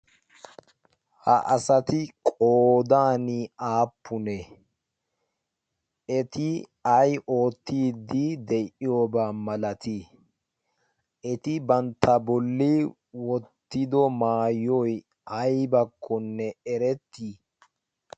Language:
Wolaytta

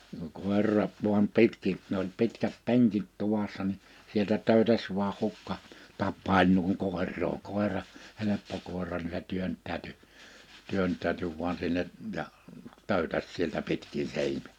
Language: Finnish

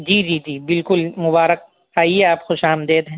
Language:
Urdu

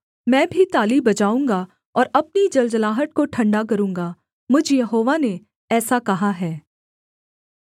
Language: Hindi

